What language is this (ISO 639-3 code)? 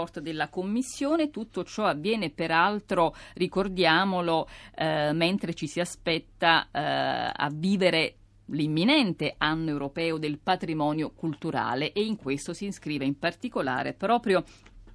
ita